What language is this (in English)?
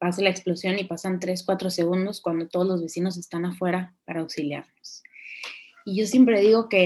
Spanish